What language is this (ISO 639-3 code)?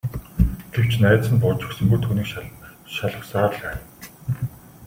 mon